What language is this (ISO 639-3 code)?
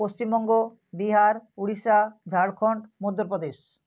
ben